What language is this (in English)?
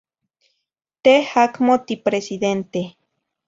Zacatlán-Ahuacatlán-Tepetzintla Nahuatl